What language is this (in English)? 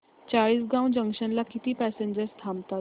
Marathi